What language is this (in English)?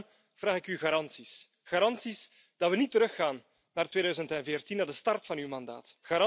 Dutch